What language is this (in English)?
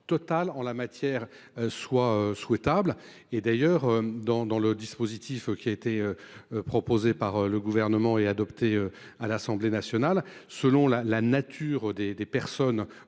French